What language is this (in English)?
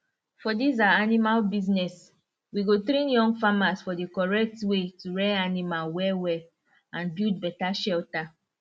Nigerian Pidgin